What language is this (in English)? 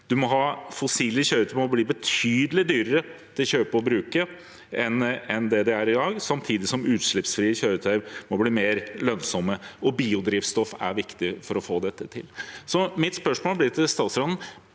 Norwegian